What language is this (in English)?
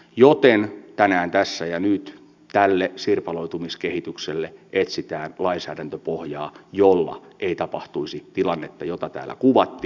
Finnish